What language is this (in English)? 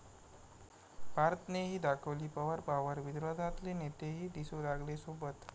Marathi